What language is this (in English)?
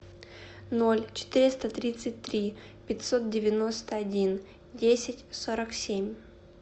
Russian